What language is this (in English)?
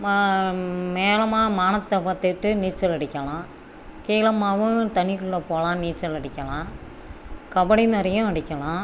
Tamil